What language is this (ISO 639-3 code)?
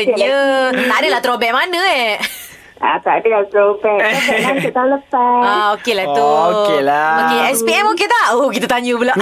msa